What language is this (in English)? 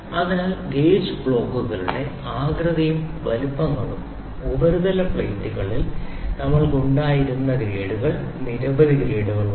Malayalam